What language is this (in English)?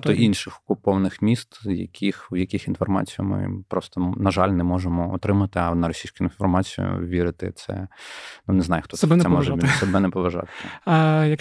Ukrainian